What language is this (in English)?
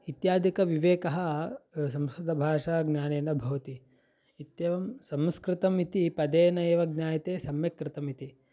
Sanskrit